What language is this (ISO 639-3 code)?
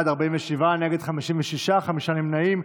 heb